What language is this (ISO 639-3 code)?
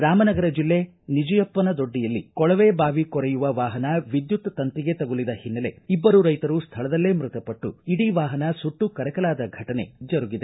kan